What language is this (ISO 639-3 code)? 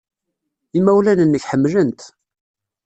kab